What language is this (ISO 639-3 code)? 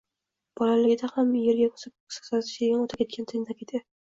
uzb